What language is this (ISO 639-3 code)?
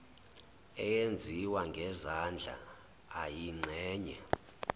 zul